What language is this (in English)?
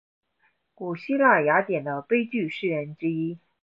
Chinese